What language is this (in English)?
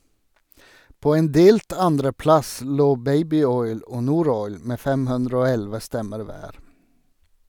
Norwegian